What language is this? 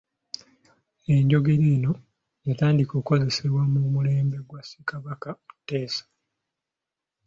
Ganda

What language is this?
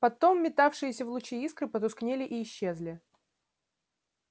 Russian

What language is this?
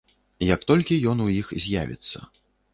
Belarusian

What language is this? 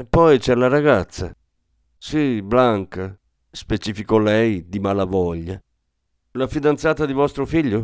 Italian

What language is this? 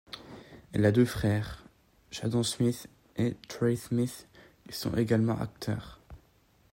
French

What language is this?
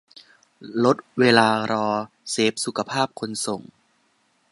Thai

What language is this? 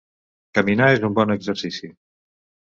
Catalan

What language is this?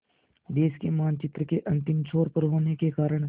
Hindi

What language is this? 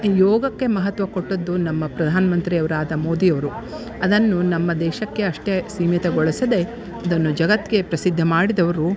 Kannada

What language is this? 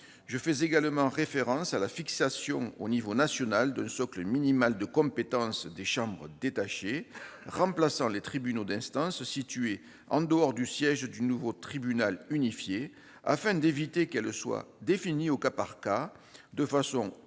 French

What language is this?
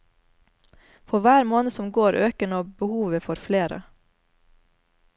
Norwegian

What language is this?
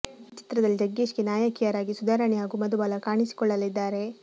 Kannada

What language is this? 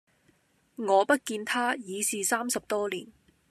Cantonese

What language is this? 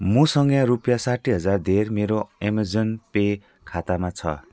Nepali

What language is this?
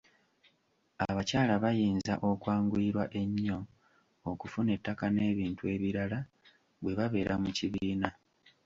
Ganda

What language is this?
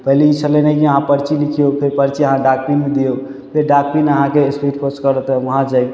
Maithili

